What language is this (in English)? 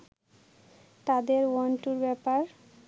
Bangla